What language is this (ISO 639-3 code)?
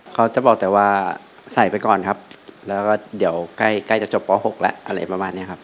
tha